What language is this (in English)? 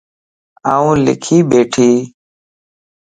Lasi